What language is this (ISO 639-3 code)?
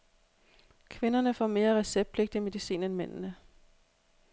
dan